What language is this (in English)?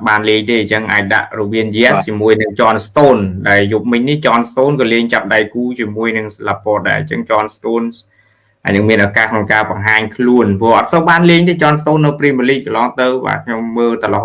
Vietnamese